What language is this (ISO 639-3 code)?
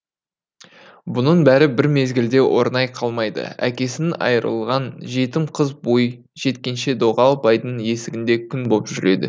kaz